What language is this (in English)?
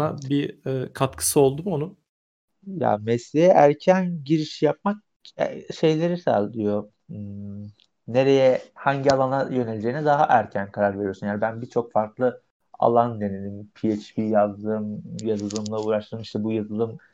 Turkish